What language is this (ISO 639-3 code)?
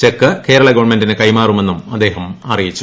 mal